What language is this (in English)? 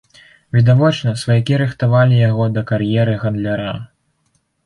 Belarusian